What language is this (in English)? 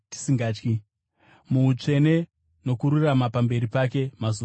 Shona